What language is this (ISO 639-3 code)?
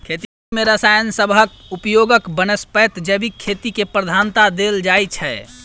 mai